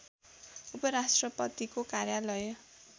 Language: Nepali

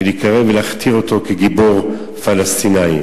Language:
Hebrew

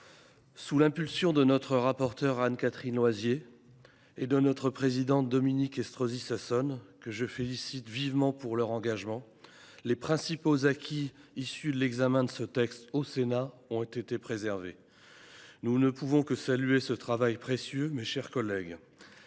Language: French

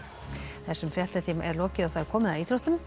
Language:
Icelandic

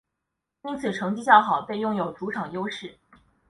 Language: Chinese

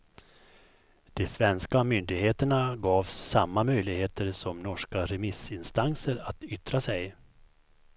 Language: Swedish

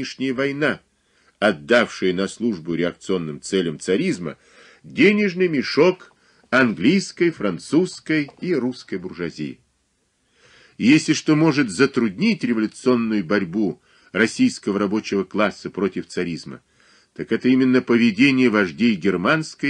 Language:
Russian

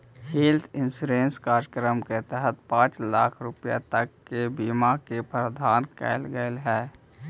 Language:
Magahi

